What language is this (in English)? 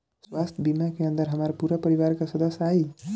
Bhojpuri